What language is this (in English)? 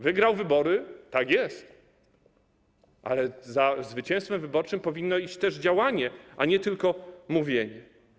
Polish